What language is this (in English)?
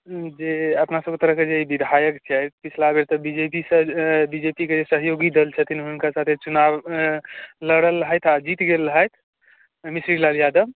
Maithili